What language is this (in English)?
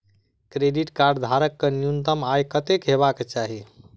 Maithili